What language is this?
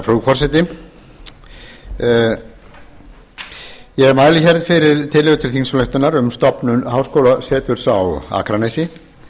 Icelandic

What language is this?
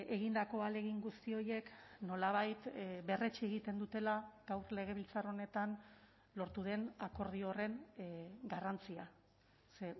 Basque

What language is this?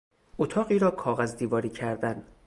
Persian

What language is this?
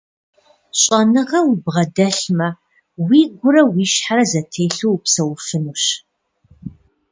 Kabardian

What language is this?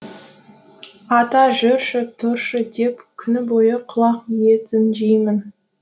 Kazakh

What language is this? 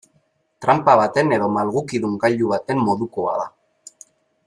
Basque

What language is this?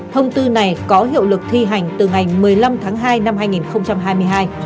Vietnamese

